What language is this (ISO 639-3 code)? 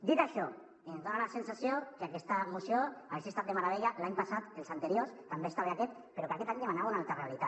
cat